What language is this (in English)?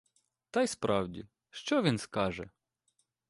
Ukrainian